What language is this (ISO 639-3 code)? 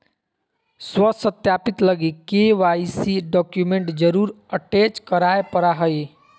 mag